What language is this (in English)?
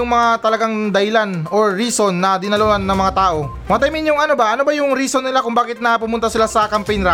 Filipino